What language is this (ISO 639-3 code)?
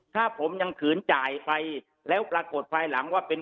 tha